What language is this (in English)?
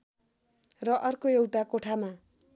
Nepali